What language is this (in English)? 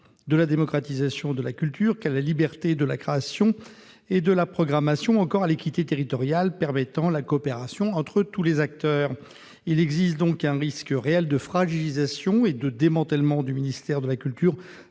French